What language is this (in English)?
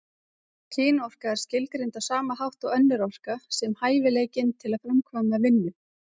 Icelandic